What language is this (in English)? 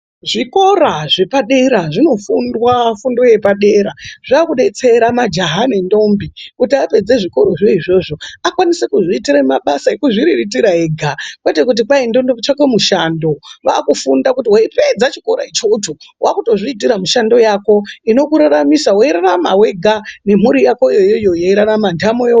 Ndau